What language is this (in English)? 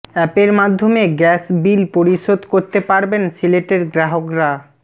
Bangla